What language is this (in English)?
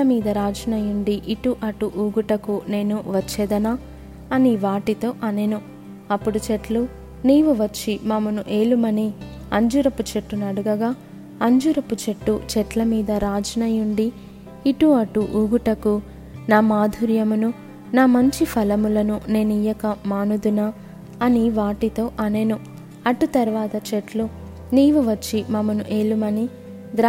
Telugu